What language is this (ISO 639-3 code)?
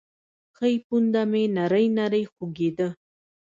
pus